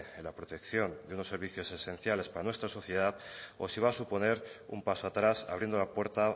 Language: Spanish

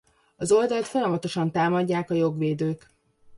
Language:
Hungarian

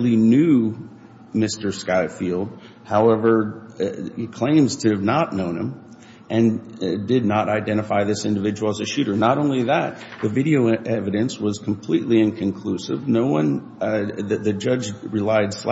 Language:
English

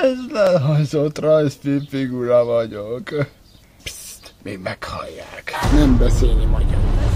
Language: Hungarian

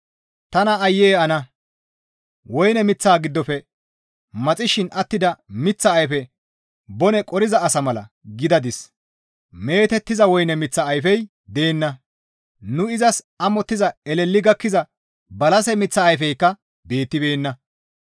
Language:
Gamo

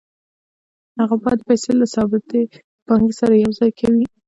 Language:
Pashto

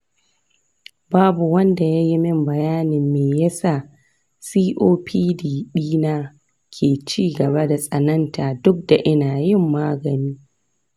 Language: Hausa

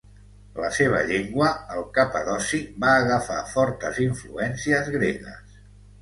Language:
Catalan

